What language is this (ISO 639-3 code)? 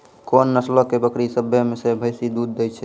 mai